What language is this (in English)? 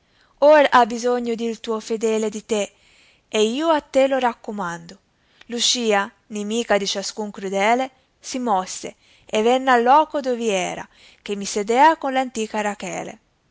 Italian